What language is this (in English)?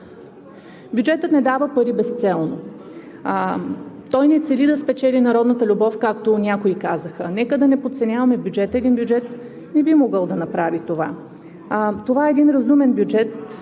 Bulgarian